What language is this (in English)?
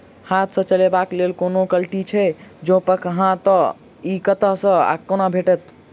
Maithili